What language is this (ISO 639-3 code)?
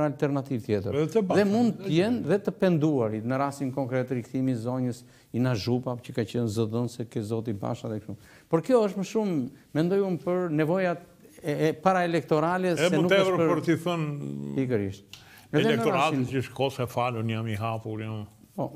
ron